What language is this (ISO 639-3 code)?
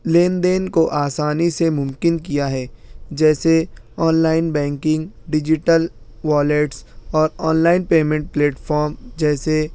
urd